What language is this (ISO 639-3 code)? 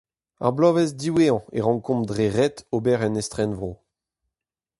bre